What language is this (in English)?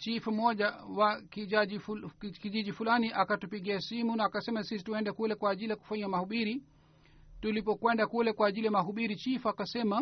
Swahili